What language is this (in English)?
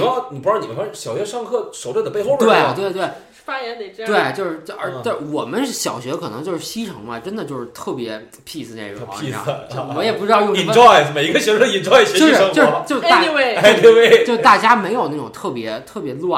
Chinese